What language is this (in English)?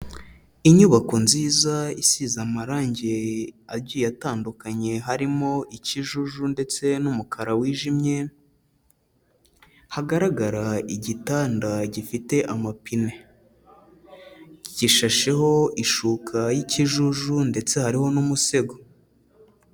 Kinyarwanda